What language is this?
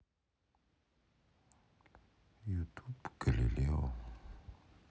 Russian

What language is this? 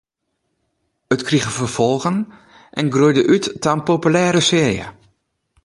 Western Frisian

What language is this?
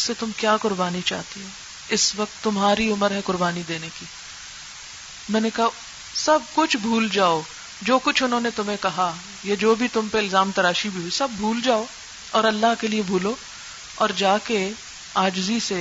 Urdu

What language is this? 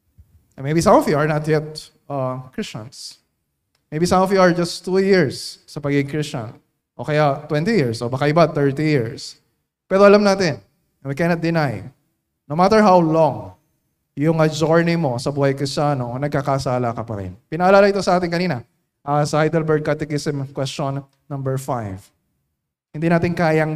Filipino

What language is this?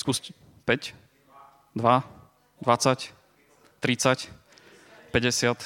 Slovak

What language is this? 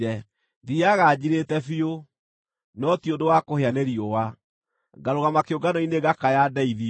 Kikuyu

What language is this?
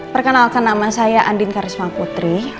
Indonesian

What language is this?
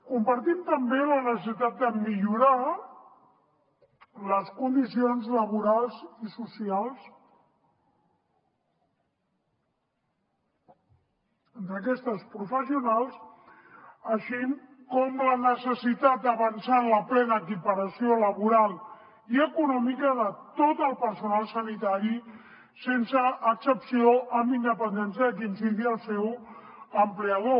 Catalan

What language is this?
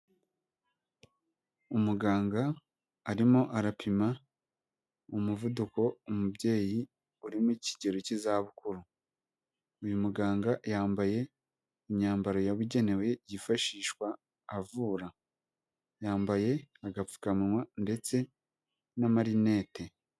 Kinyarwanda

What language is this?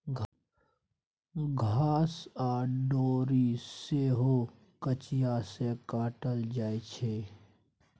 Maithili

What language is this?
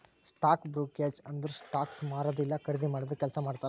Kannada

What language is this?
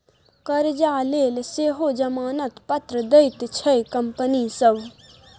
Maithili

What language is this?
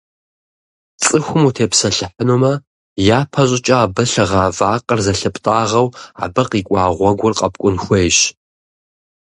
Kabardian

